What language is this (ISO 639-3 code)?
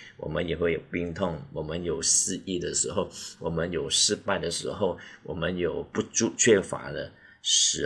zho